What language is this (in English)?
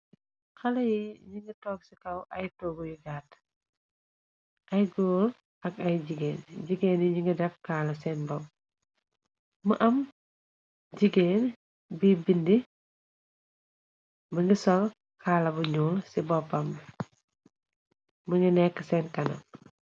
Wolof